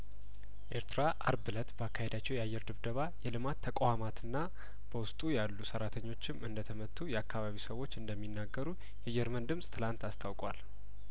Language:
Amharic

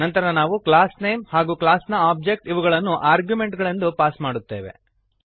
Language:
Kannada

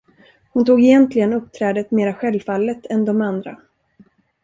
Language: Swedish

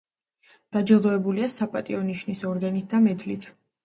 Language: Georgian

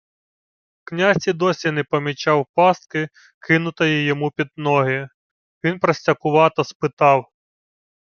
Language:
Ukrainian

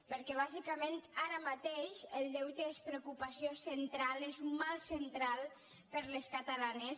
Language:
Catalan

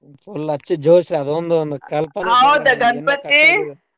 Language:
Kannada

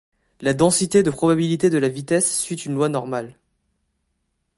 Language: French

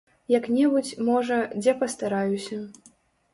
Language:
Belarusian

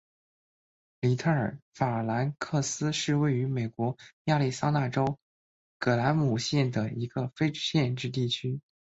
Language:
Chinese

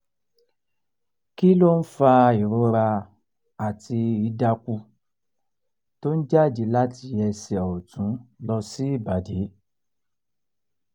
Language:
Yoruba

